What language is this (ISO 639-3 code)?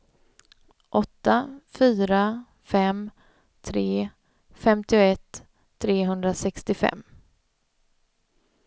swe